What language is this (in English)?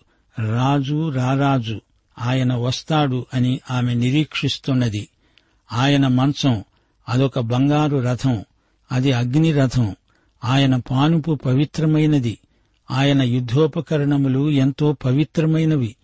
Telugu